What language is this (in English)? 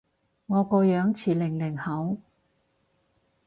Cantonese